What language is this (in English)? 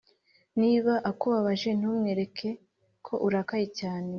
Kinyarwanda